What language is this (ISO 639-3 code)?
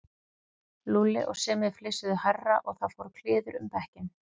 isl